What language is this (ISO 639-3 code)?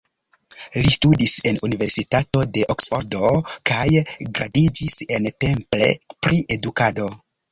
epo